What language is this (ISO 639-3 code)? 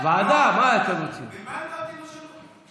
heb